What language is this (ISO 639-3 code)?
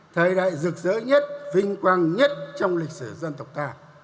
vie